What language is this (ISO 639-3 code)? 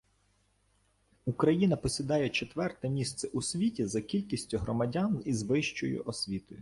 ukr